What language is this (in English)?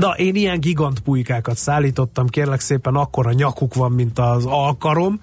Hungarian